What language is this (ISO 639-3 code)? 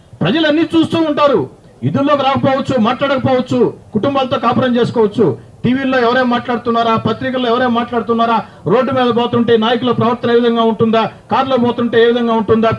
tel